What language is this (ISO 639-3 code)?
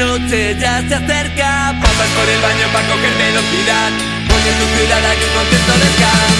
ita